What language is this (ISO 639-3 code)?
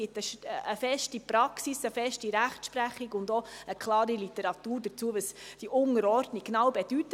gsw